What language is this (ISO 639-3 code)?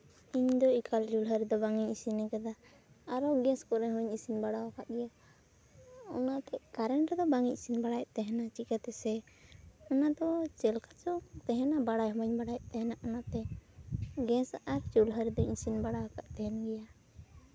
sat